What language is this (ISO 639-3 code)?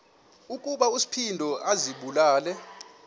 xho